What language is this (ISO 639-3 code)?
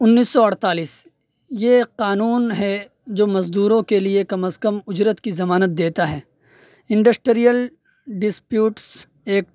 urd